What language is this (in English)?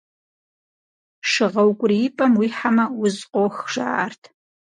Kabardian